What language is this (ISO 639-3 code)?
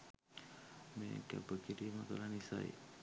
sin